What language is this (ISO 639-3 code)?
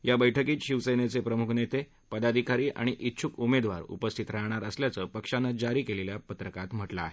mar